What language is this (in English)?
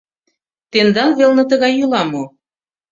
Mari